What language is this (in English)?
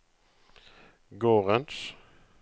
Norwegian